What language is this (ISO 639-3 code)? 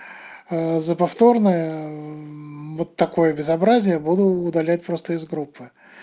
rus